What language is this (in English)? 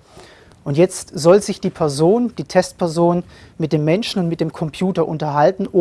German